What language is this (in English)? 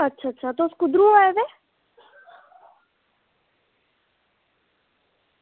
Dogri